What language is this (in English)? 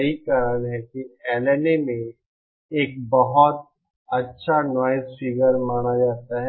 Hindi